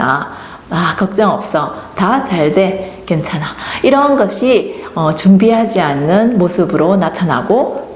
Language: Korean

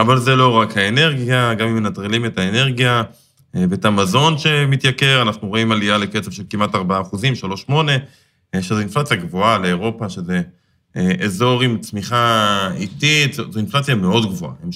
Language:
Hebrew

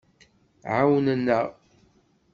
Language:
Kabyle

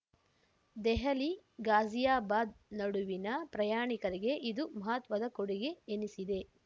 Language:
Kannada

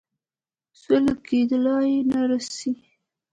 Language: Pashto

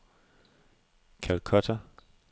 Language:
Danish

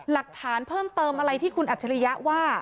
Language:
Thai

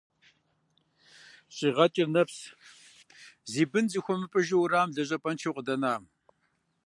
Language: Kabardian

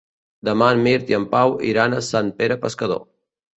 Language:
Catalan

